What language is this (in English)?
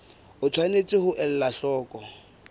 Southern Sotho